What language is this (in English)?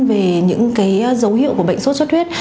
Vietnamese